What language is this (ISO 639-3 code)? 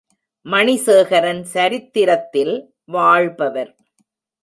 tam